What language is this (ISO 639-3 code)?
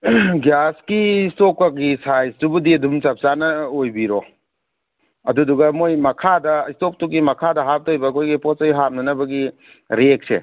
mni